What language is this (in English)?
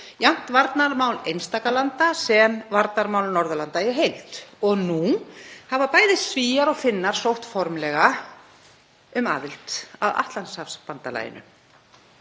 Icelandic